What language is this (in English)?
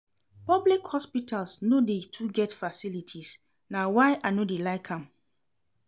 Nigerian Pidgin